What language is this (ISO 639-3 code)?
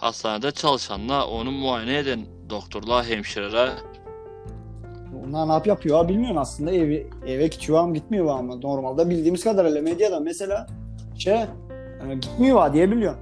tur